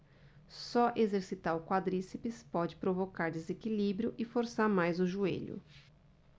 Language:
Portuguese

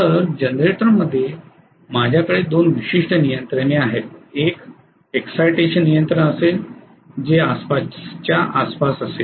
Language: Marathi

